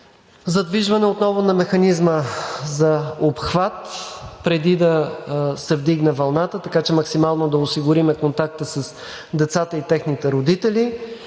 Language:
Bulgarian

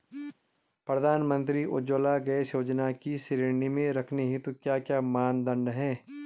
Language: Hindi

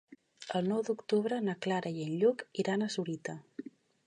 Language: Catalan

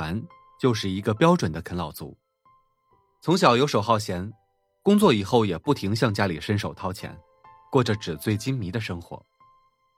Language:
Chinese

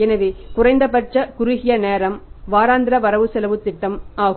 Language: Tamil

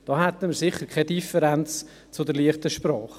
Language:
Swiss German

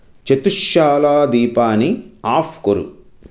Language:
Sanskrit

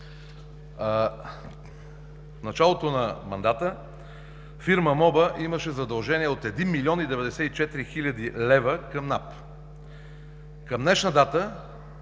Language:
Bulgarian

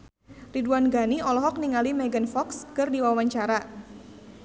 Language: Sundanese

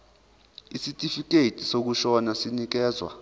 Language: Zulu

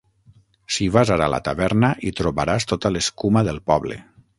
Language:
Catalan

